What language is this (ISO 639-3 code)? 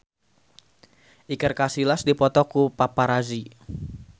sun